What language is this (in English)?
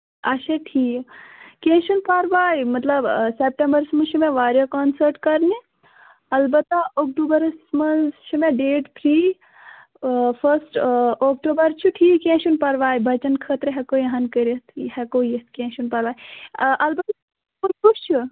Kashmiri